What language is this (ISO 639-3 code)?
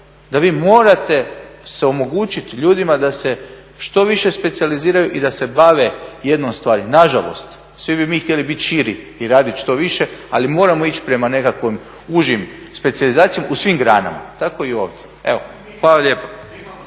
hrv